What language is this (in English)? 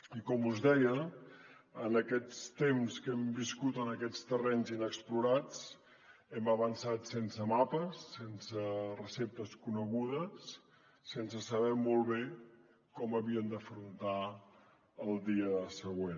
Catalan